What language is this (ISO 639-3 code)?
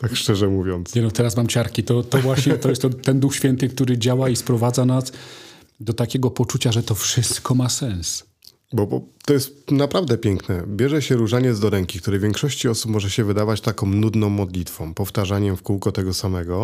pol